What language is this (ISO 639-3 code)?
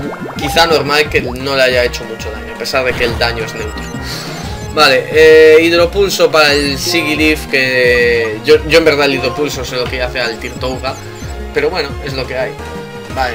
spa